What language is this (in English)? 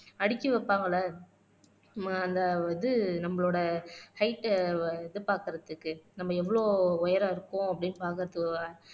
Tamil